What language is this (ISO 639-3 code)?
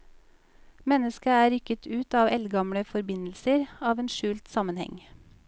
nor